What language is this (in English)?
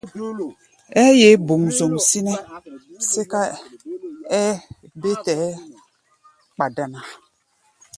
Gbaya